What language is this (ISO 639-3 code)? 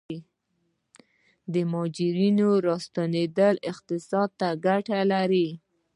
pus